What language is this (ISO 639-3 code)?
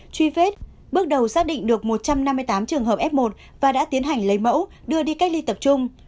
vie